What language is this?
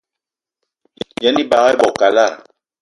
Eton (Cameroon)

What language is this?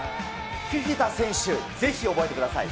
Japanese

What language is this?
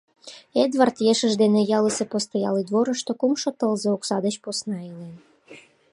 Mari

